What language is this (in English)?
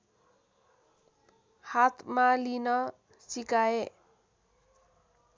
Nepali